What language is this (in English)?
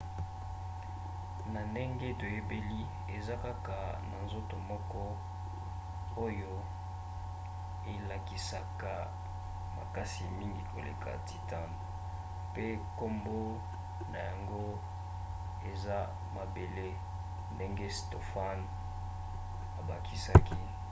Lingala